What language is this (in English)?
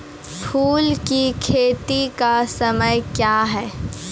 Maithili